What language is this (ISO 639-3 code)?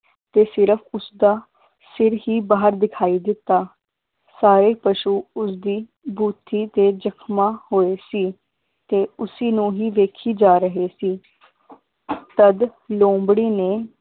pan